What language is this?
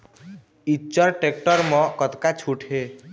Chhattisgarhi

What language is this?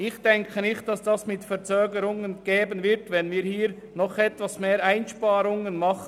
Swiss German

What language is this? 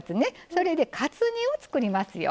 Japanese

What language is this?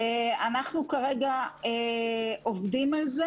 Hebrew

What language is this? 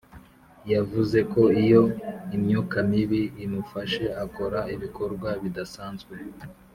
Kinyarwanda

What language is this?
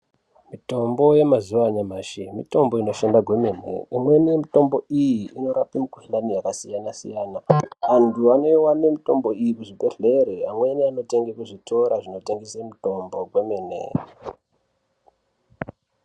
Ndau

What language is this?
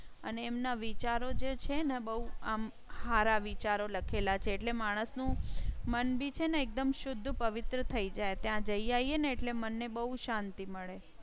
Gujarati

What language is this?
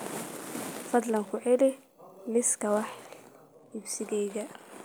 Somali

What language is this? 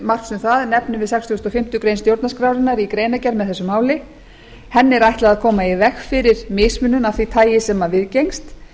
Icelandic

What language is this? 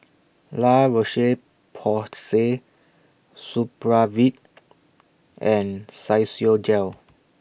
English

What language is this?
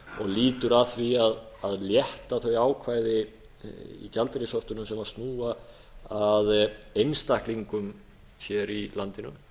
Icelandic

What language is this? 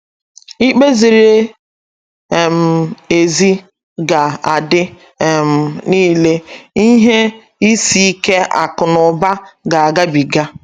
Igbo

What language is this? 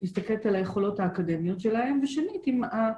Hebrew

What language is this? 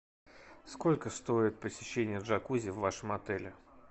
Russian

